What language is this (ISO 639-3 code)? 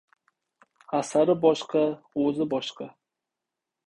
uzb